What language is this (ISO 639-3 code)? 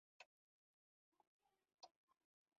pus